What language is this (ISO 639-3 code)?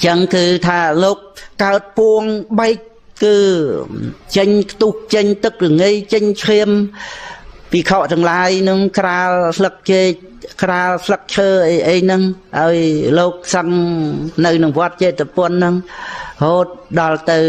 vie